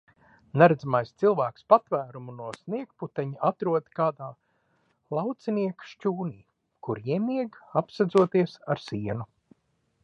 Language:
Latvian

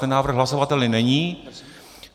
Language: Czech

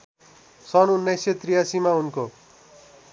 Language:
Nepali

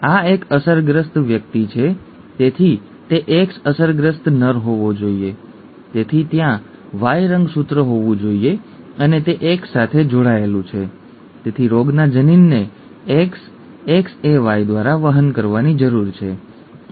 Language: Gujarati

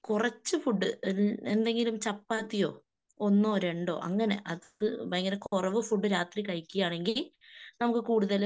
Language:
Malayalam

